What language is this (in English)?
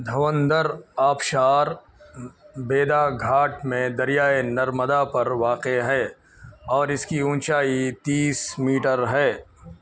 Urdu